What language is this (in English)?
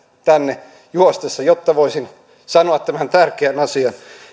Finnish